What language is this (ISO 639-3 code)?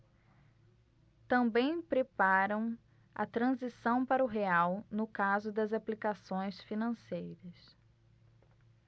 por